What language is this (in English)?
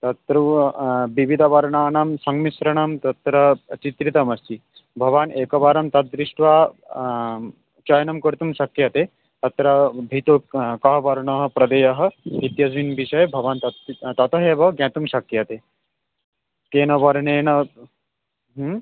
Sanskrit